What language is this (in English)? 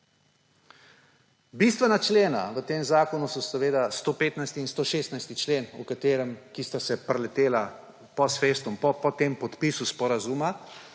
Slovenian